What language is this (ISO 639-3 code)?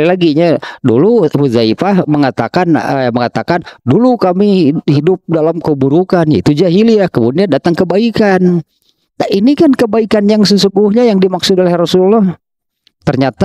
ind